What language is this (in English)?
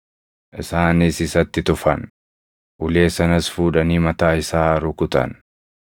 Oromo